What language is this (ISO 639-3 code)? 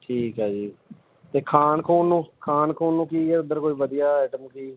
pan